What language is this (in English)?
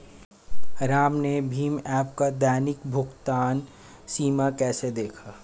Hindi